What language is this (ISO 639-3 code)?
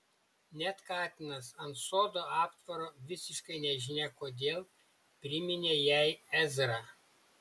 lit